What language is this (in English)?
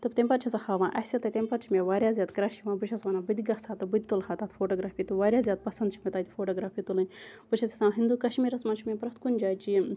Kashmiri